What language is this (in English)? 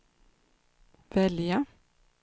Swedish